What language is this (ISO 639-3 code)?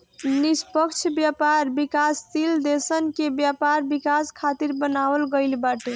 bho